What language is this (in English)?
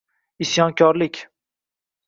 Uzbek